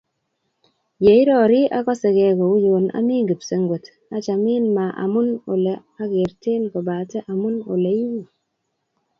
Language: Kalenjin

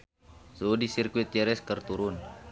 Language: Sundanese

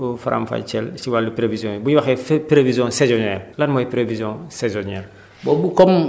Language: Wolof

